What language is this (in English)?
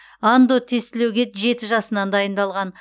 Kazakh